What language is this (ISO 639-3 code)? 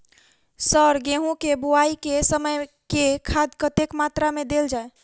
mai